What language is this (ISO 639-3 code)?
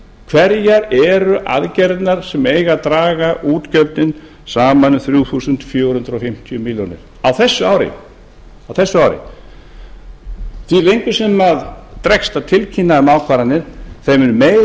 isl